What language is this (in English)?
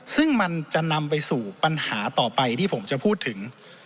Thai